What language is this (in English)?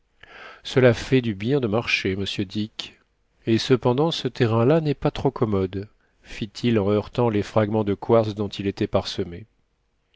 French